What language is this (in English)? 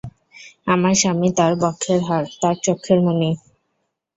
Bangla